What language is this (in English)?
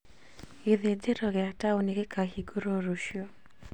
Kikuyu